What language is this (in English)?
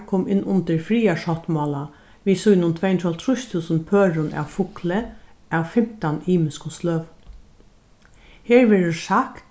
Faroese